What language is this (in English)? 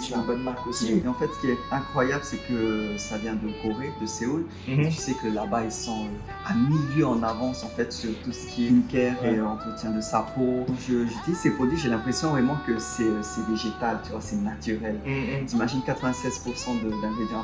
French